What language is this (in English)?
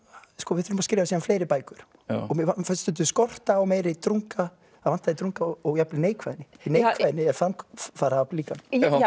Icelandic